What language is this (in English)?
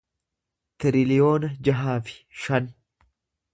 Oromo